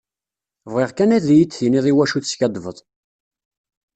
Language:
Kabyle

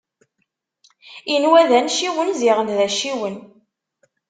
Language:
Kabyle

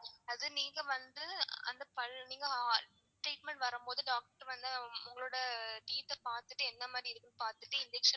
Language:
Tamil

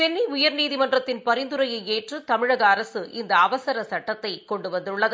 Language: Tamil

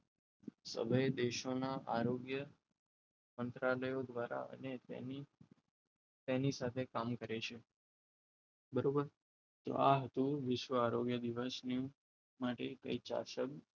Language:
Gujarati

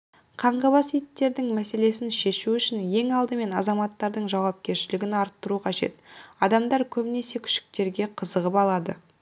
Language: Kazakh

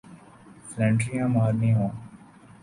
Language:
Urdu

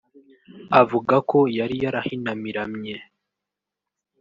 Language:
Kinyarwanda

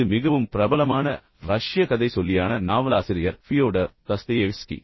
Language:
Tamil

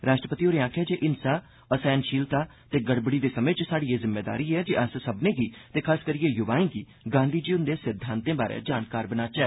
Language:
Dogri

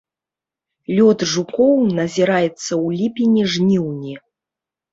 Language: Belarusian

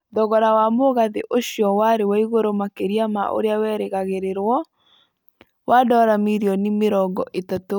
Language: Kikuyu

